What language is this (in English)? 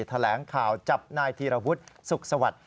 Thai